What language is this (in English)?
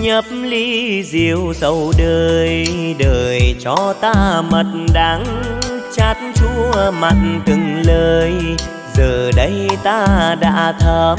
Vietnamese